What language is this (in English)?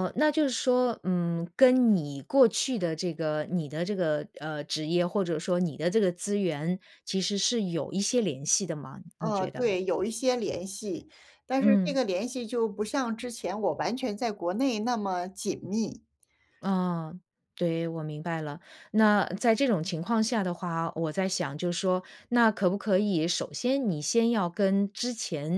Chinese